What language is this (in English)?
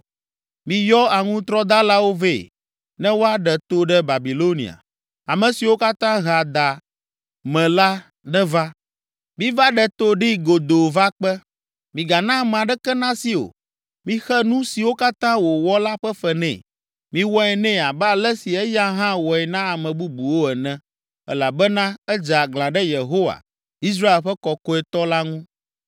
Ewe